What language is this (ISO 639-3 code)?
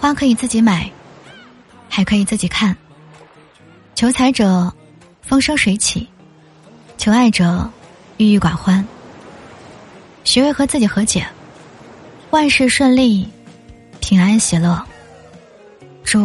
zho